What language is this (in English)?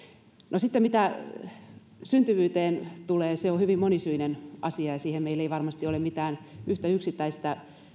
Finnish